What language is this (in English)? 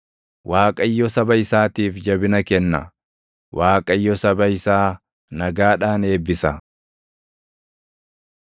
Oromo